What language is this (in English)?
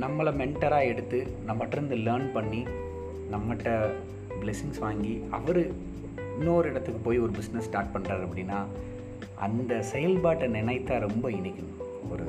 Tamil